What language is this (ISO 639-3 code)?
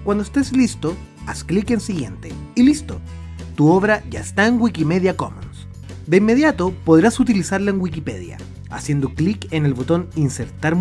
spa